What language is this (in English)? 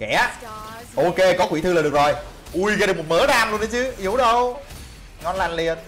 Vietnamese